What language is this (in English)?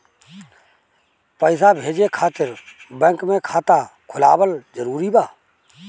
Bhojpuri